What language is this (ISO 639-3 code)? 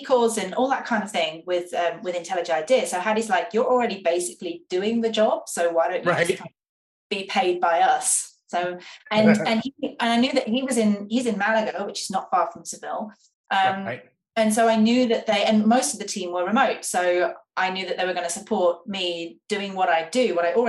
eng